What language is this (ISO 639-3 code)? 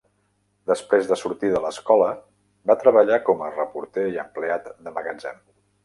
cat